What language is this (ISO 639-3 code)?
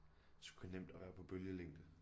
dan